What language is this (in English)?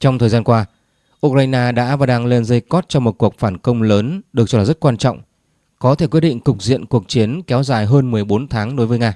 Vietnamese